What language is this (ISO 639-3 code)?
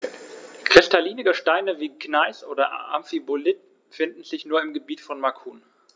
deu